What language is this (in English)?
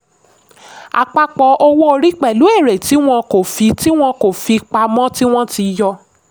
Yoruba